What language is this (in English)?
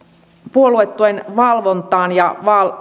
Finnish